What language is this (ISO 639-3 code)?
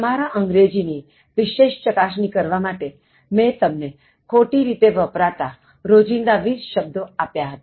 guj